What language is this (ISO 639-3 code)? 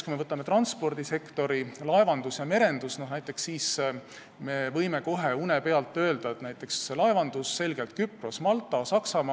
est